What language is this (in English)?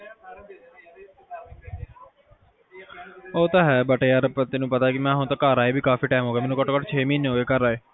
Punjabi